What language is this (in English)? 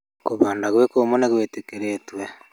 Kikuyu